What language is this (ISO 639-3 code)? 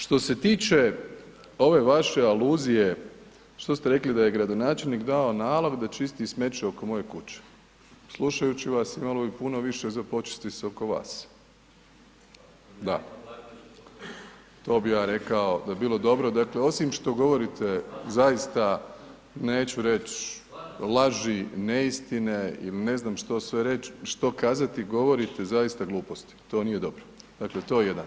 hrv